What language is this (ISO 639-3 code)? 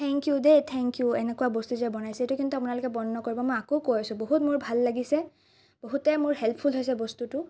asm